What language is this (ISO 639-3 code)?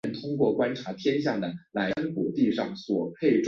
zho